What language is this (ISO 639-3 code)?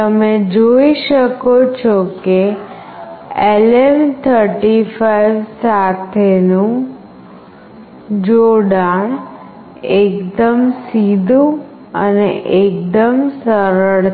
guj